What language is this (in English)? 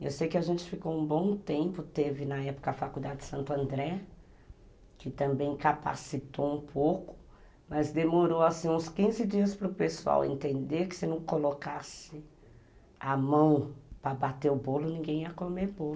Portuguese